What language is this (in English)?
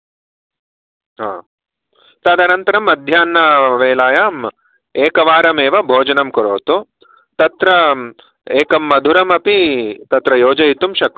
Sanskrit